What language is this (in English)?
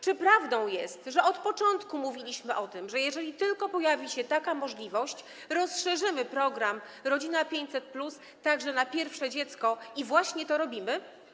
Polish